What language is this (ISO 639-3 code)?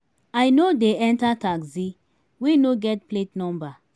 pcm